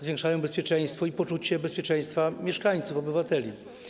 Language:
Polish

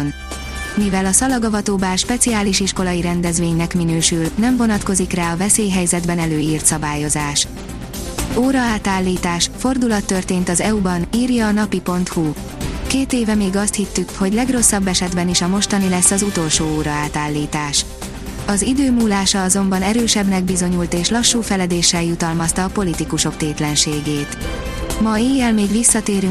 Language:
Hungarian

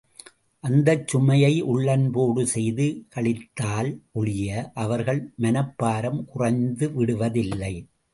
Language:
Tamil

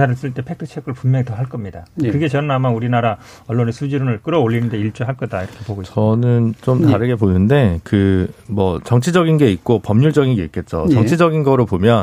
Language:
Korean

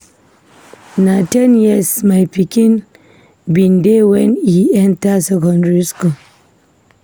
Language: Nigerian Pidgin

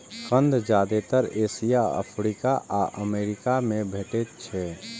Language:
Maithili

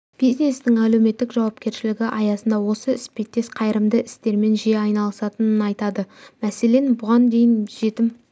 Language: Kazakh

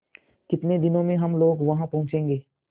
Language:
Hindi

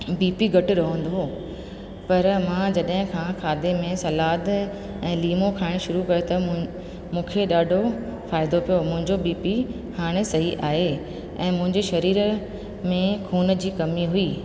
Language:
Sindhi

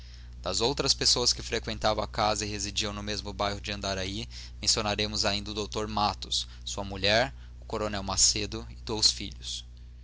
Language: Portuguese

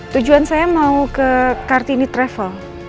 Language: Indonesian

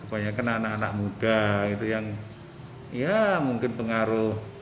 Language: Indonesian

